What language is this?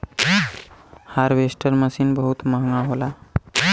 Bhojpuri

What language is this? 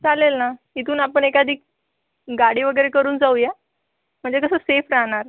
Marathi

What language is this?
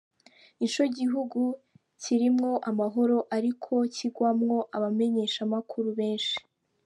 Kinyarwanda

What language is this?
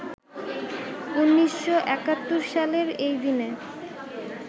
Bangla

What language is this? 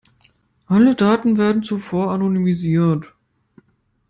German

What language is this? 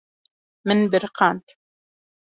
Kurdish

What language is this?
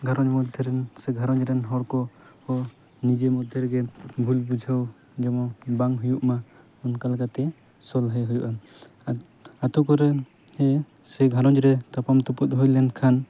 Santali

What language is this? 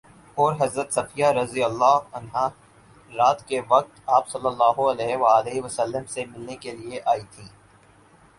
Urdu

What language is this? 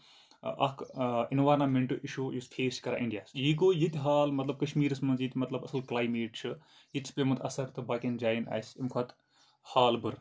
Kashmiri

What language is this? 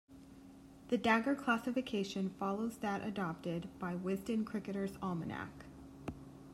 English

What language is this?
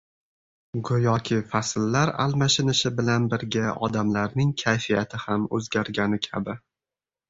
Uzbek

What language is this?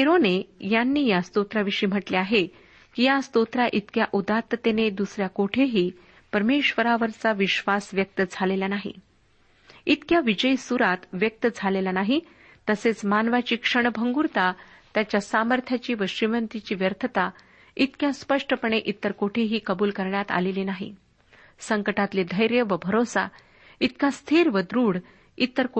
Marathi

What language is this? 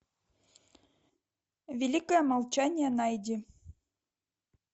Russian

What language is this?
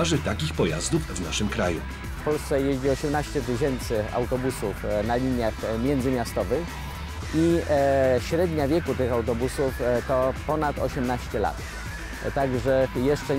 Polish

